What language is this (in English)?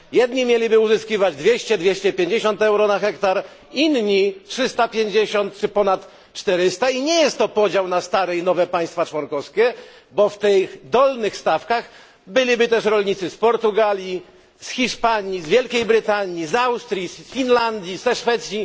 Polish